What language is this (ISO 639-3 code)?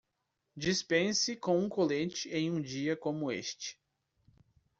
por